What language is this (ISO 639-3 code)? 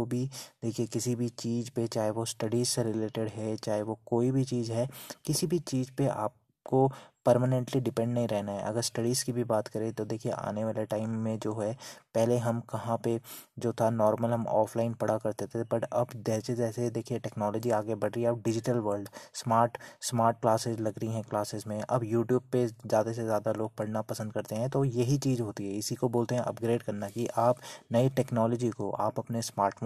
hin